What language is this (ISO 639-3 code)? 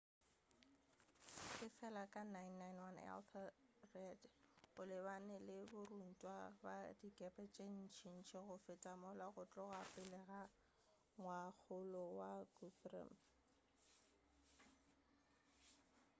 nso